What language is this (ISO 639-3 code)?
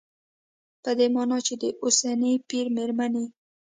pus